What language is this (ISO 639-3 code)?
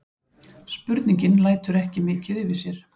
isl